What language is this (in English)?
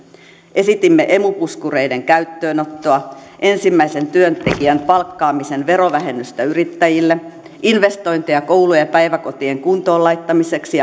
Finnish